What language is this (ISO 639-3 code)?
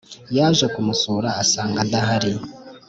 kin